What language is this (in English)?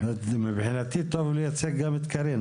Hebrew